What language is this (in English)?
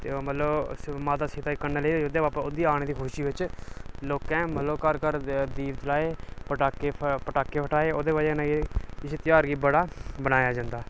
Dogri